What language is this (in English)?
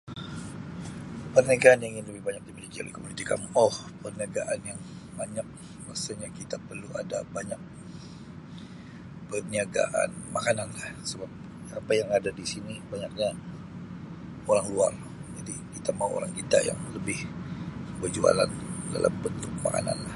Sabah Malay